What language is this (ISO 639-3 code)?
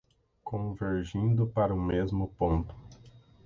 por